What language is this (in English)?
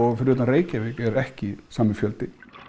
Icelandic